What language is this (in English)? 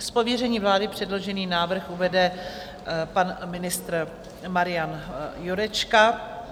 Czech